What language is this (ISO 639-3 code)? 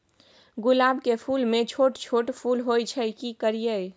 mai